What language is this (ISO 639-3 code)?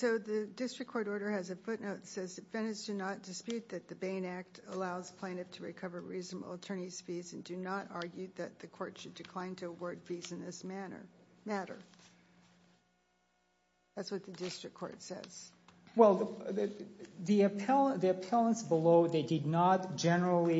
eng